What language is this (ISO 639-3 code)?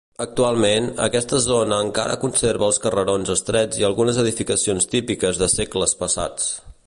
cat